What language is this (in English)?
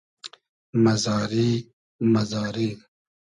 Hazaragi